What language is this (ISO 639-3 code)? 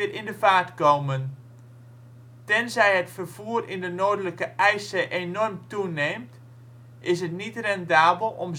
nld